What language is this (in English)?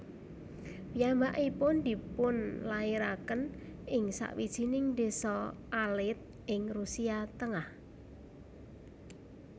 Javanese